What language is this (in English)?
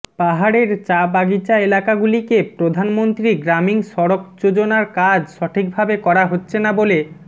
Bangla